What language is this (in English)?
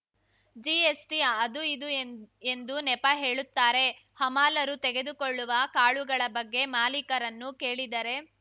Kannada